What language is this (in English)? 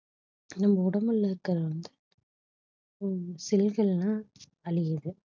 Tamil